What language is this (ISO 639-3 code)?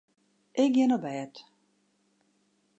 fry